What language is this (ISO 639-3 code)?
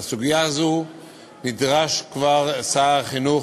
heb